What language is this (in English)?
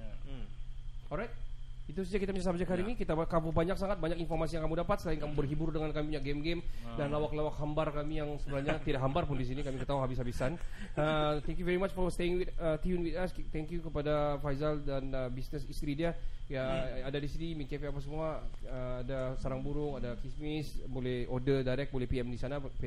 Malay